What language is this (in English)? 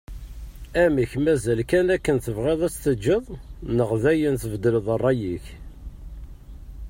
Kabyle